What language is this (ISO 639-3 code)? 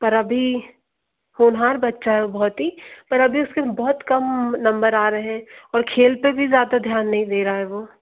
hin